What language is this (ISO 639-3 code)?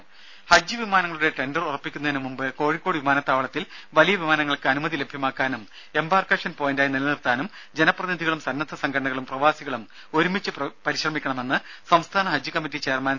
mal